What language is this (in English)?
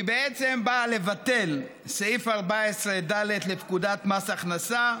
Hebrew